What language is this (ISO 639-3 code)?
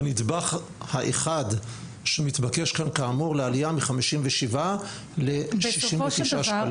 heb